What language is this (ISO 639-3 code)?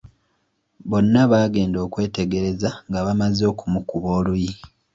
lug